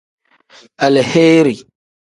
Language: Tem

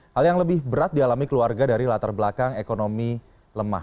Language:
Indonesian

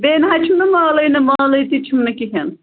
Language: Kashmiri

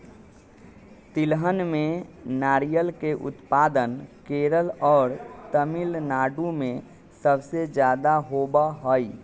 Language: Magahi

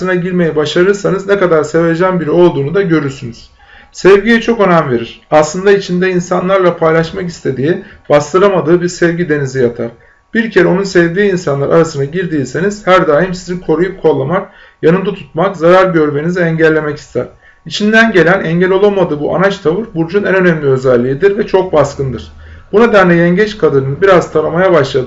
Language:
Turkish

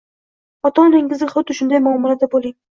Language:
Uzbek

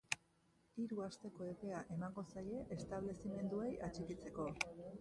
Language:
Basque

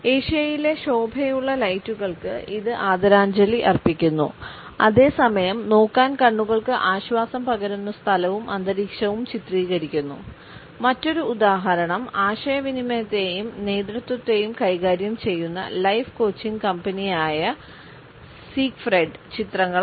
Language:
Malayalam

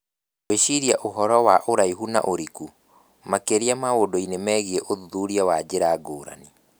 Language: Kikuyu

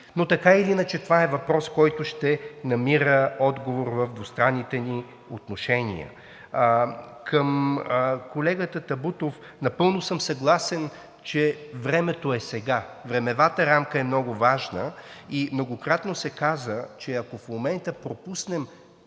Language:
Bulgarian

